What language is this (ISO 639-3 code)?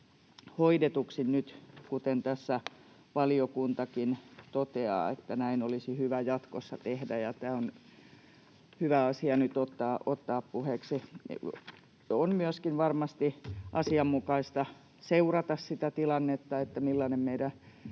fin